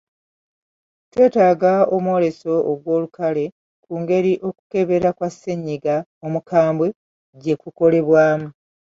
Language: Ganda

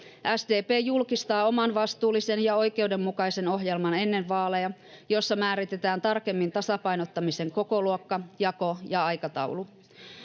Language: Finnish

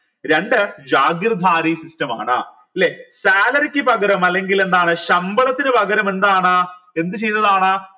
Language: Malayalam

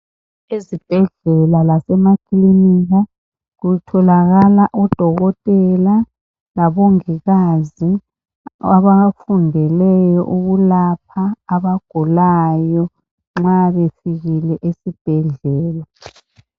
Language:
North Ndebele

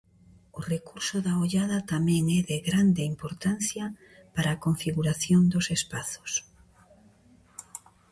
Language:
Galician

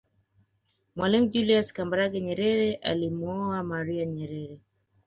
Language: Swahili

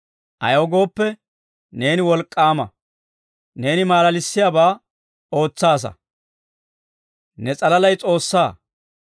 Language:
Dawro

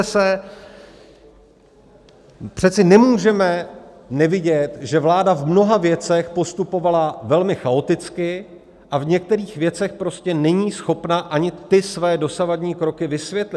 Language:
Czech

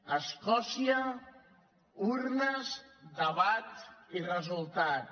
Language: Catalan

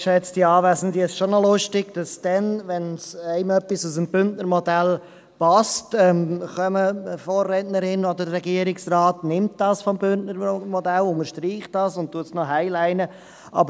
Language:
Swiss German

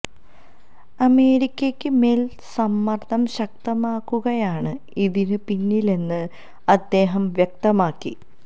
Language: Malayalam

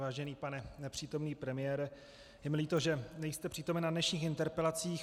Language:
Czech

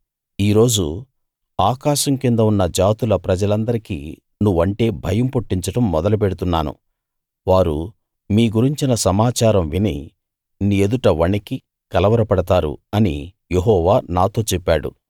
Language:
Telugu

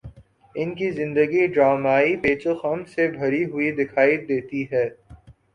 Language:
Urdu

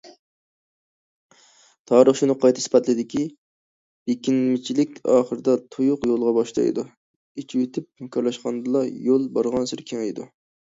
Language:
Uyghur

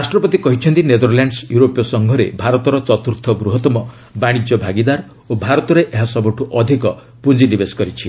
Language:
Odia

